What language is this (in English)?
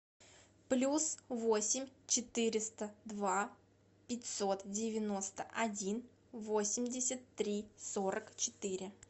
Russian